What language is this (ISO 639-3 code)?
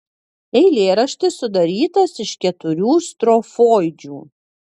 lit